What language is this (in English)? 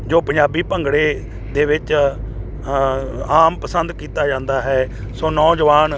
Punjabi